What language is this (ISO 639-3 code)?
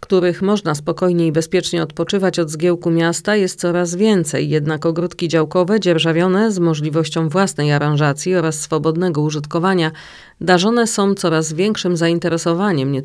pol